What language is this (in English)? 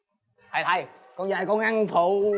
Vietnamese